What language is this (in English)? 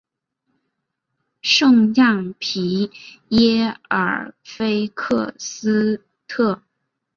Chinese